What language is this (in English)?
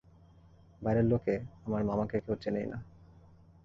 Bangla